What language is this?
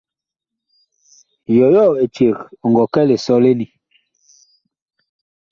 Bakoko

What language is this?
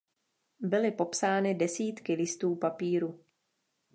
Czech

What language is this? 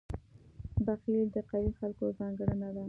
Pashto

